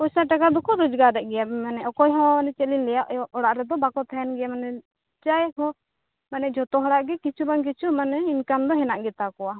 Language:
Santali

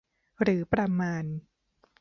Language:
Thai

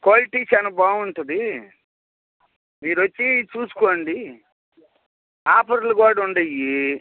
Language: Telugu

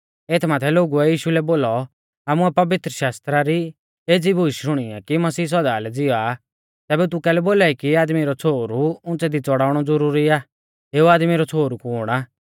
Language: Mahasu Pahari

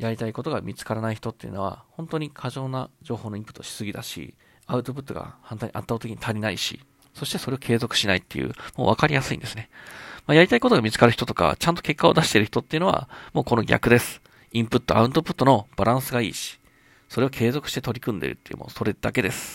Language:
Japanese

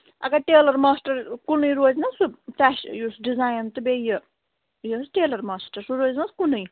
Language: Kashmiri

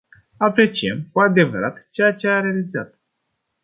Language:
Romanian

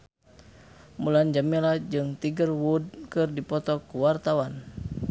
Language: Sundanese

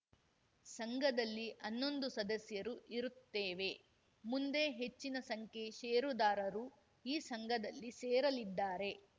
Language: Kannada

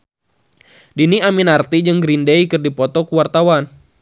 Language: Sundanese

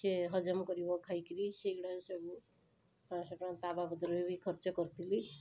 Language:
Odia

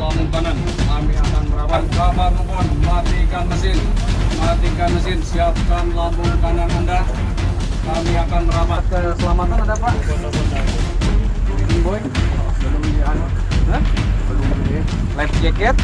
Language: Indonesian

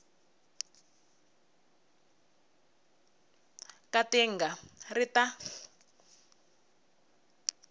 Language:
Tsonga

